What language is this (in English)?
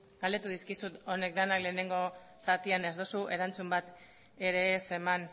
Basque